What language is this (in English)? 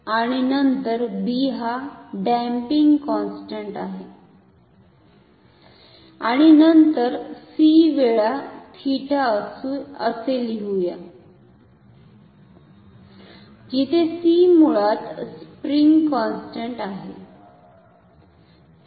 Marathi